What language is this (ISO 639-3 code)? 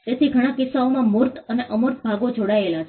guj